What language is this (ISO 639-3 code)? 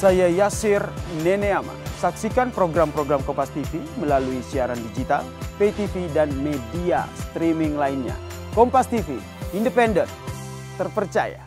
ind